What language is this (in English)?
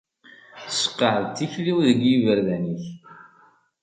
Kabyle